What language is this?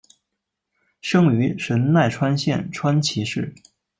Chinese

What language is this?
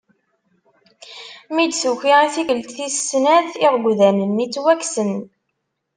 Kabyle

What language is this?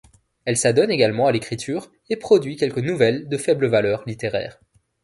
French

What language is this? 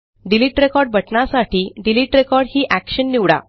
Marathi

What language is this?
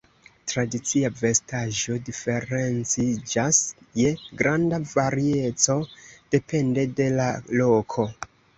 Esperanto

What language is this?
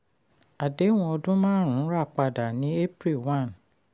Yoruba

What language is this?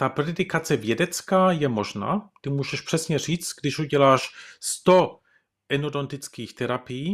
Czech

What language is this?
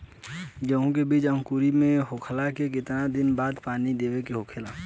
Bhojpuri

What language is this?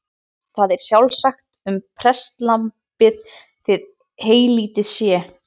Icelandic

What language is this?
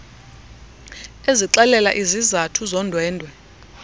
Xhosa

